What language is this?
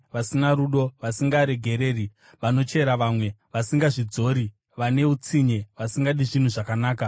Shona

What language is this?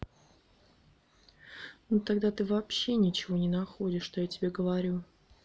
Russian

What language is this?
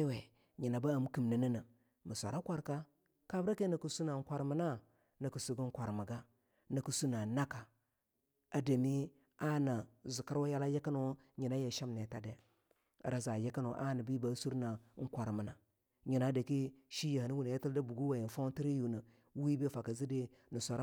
Longuda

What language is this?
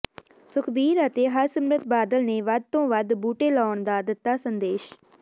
Punjabi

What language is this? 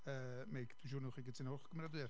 Welsh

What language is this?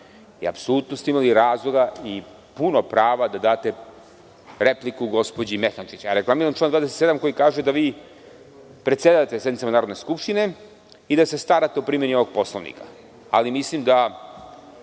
Serbian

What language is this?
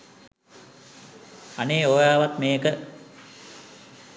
Sinhala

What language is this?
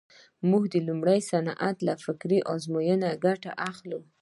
Pashto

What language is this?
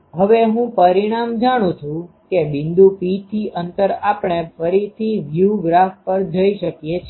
Gujarati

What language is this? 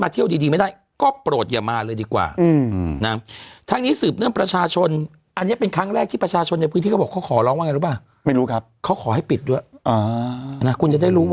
Thai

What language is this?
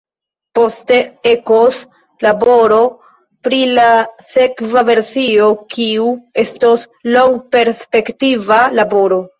Esperanto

